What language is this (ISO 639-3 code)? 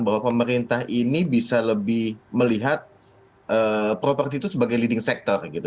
ind